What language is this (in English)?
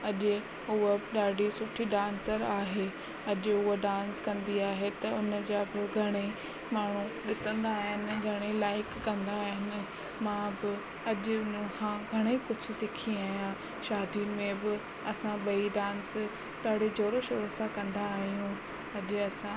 Sindhi